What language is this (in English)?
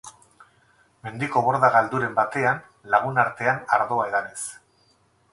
Basque